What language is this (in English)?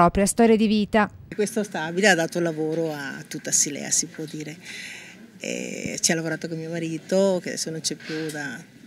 Italian